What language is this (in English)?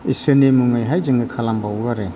Bodo